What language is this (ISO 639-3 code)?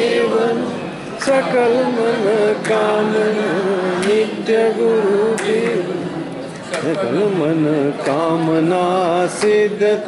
tha